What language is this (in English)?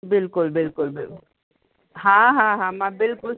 Sindhi